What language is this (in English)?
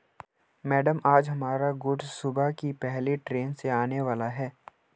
Hindi